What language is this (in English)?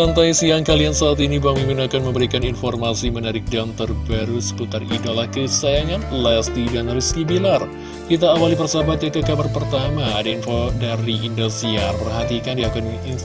Indonesian